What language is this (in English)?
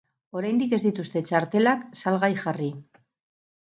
Basque